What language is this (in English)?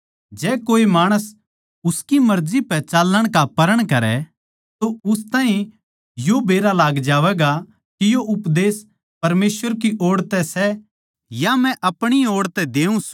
Haryanvi